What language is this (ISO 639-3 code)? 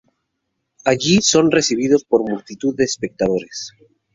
spa